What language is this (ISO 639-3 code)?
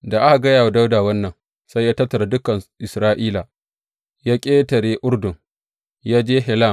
hau